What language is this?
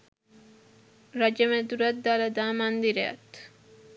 Sinhala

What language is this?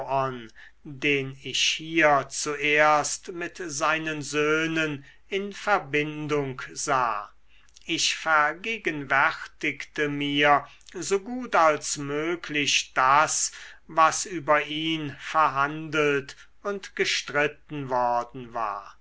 German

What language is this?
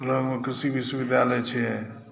Maithili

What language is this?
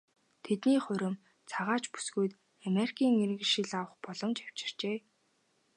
Mongolian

